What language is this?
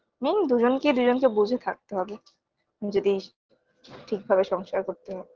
Bangla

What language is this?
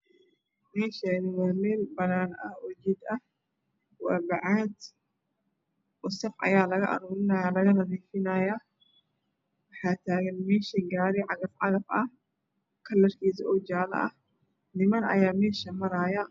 Somali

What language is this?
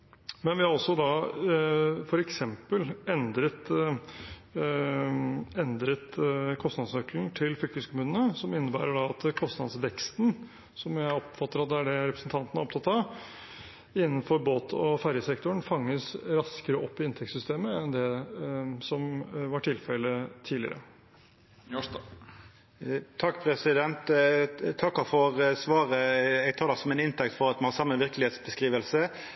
Norwegian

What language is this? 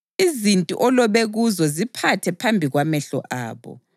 North Ndebele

